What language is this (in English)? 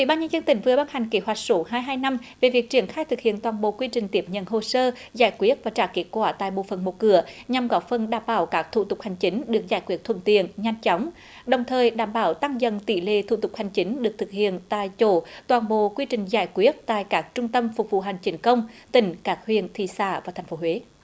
Vietnamese